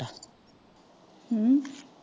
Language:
Punjabi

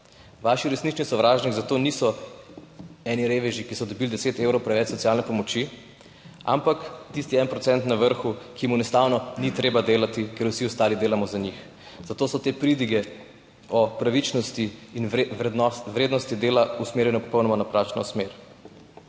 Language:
Slovenian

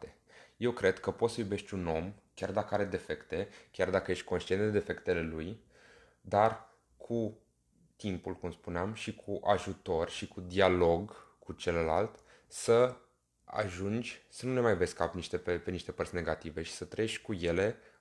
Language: Romanian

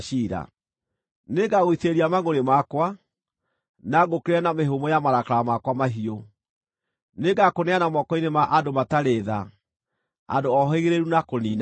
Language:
Kikuyu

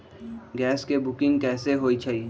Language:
Magahi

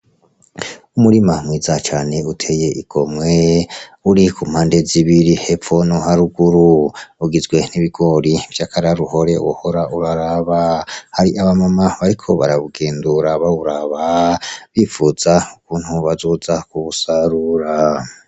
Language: Rundi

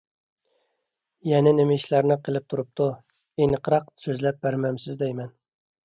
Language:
Uyghur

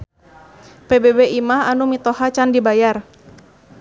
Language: Sundanese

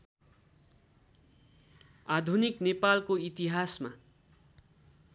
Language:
Nepali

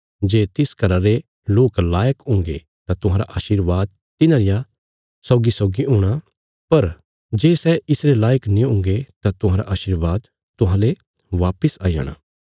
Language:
Bilaspuri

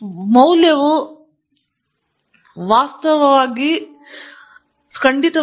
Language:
Kannada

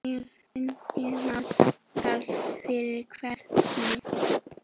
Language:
Icelandic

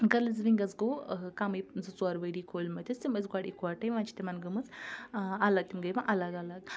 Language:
Kashmiri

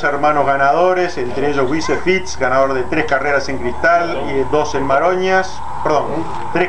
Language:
Spanish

